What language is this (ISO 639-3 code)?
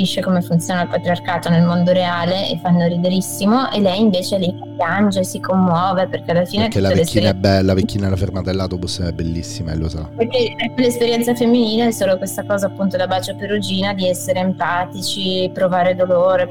ita